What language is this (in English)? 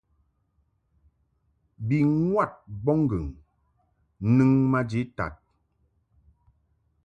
Mungaka